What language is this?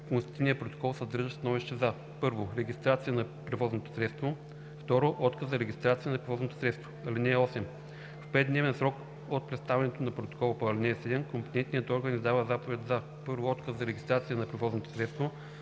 Bulgarian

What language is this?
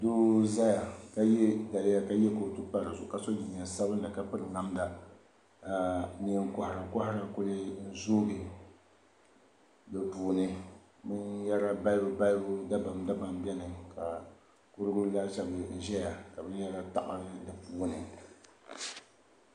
Dagbani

